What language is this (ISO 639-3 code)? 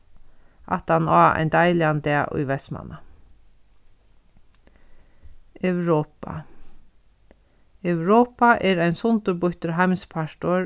fao